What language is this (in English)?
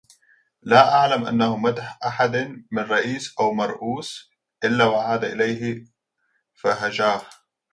Arabic